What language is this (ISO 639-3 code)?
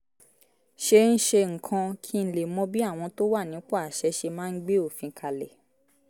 yor